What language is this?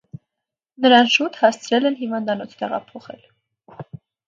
Armenian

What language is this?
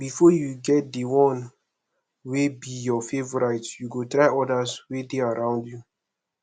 Nigerian Pidgin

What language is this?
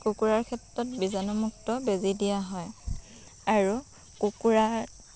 Assamese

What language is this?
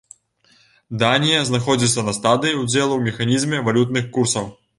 Belarusian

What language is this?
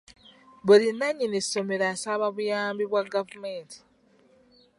Ganda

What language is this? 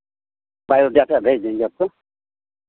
Hindi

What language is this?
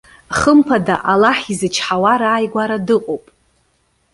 Abkhazian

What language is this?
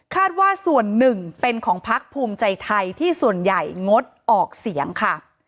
Thai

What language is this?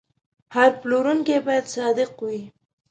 Pashto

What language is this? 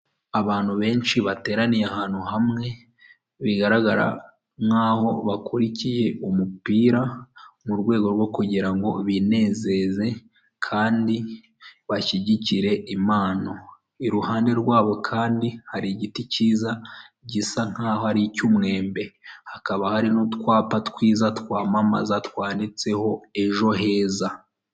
Kinyarwanda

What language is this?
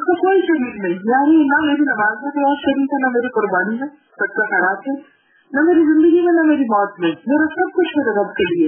Urdu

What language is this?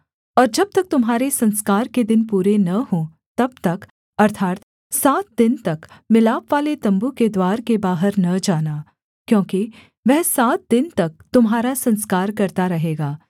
Hindi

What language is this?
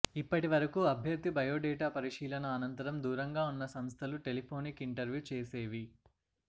Telugu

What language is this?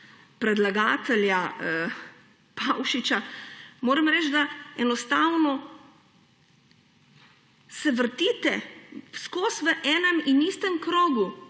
Slovenian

